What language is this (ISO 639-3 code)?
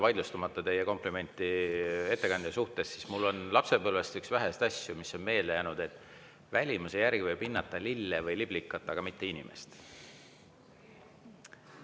est